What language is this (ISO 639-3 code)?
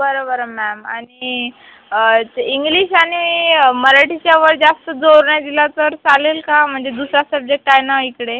mar